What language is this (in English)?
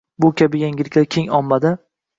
Uzbek